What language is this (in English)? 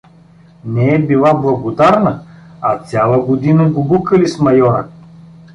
Bulgarian